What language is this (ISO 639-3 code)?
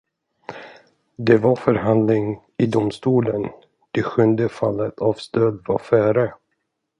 swe